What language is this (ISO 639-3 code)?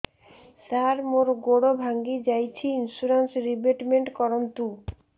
ori